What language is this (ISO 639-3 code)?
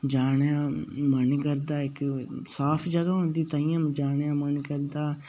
doi